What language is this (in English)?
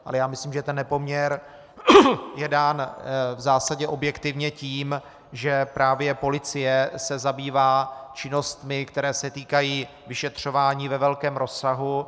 Czech